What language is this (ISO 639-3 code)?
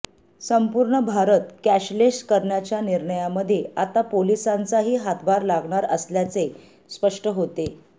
mar